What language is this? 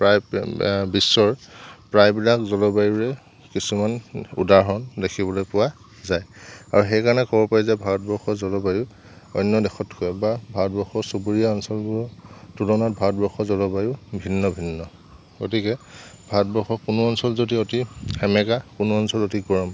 Assamese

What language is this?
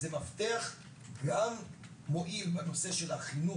Hebrew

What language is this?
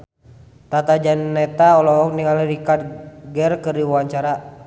Sundanese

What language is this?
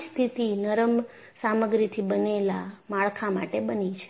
Gujarati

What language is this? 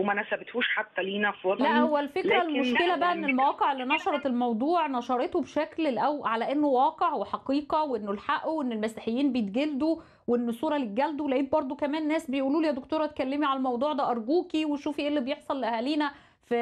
Arabic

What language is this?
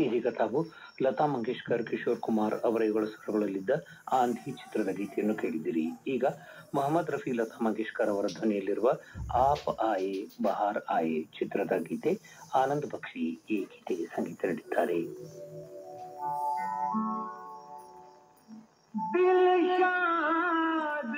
Kannada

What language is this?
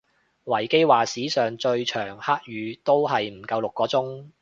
Cantonese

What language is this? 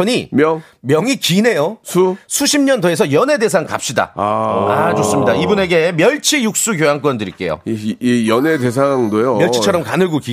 Korean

